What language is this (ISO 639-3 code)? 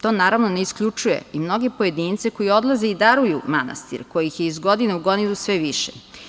srp